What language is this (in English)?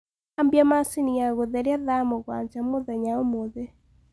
Kikuyu